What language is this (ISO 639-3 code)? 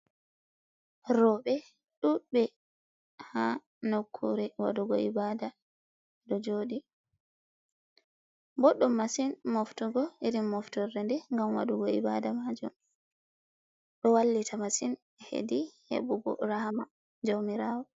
ful